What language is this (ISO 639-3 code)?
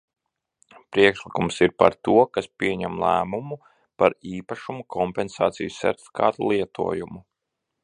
lav